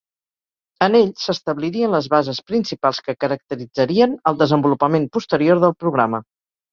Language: Catalan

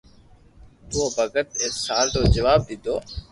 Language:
Loarki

